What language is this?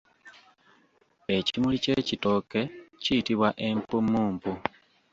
Ganda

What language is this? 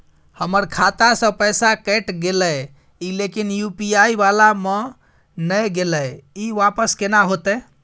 Maithili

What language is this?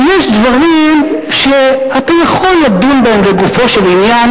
Hebrew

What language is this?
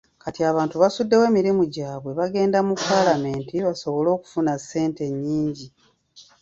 Ganda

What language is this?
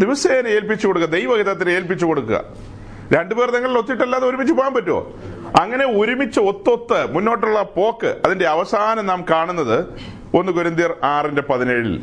Malayalam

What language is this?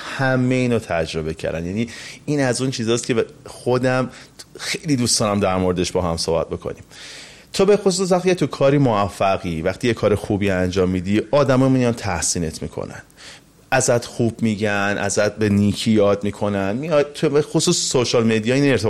Persian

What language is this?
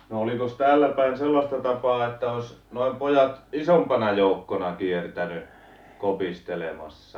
Finnish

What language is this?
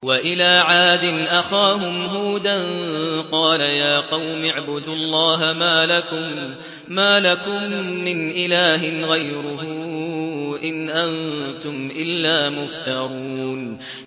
Arabic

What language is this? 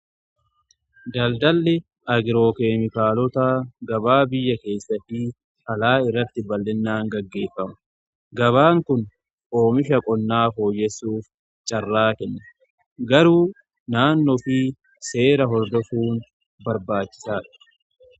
Oromo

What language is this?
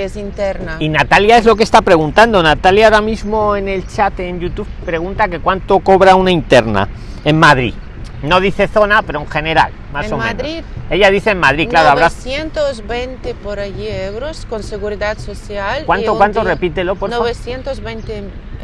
Spanish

